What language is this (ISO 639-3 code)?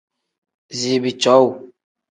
kdh